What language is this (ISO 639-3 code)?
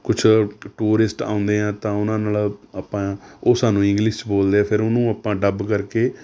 pan